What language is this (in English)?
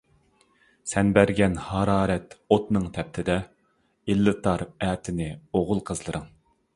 Uyghur